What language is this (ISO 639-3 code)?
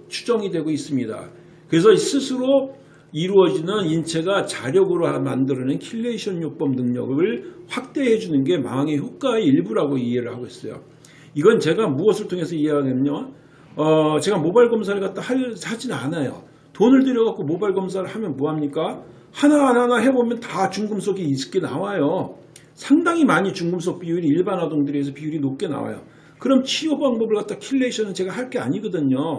kor